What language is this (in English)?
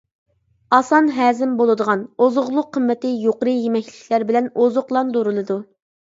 Uyghur